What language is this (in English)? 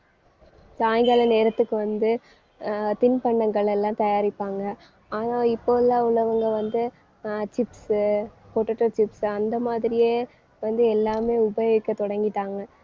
Tamil